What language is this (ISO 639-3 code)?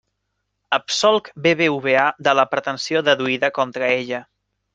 cat